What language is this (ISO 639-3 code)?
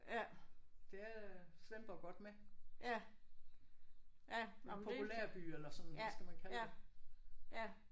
dan